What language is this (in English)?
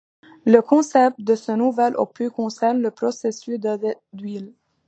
French